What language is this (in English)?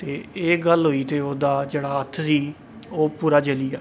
Dogri